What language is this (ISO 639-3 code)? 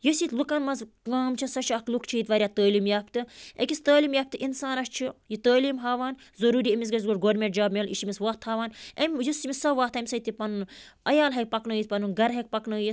kas